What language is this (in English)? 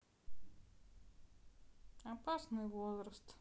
Russian